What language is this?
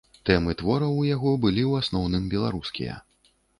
Belarusian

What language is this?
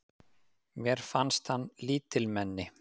Icelandic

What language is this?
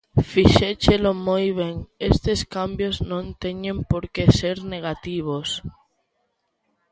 Galician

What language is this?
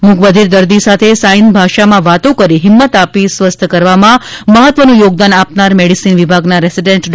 Gujarati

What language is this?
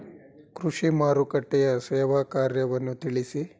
Kannada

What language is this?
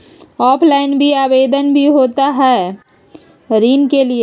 Magahi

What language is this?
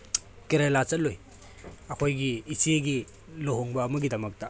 Manipuri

